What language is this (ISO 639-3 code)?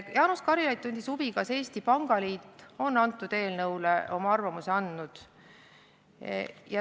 est